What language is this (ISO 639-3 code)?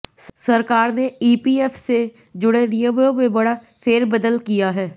hin